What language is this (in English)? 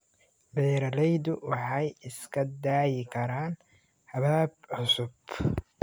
Somali